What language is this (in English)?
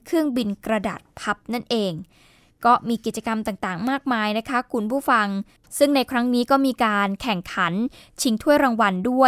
Thai